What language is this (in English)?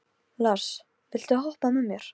Icelandic